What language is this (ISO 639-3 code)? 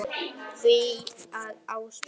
isl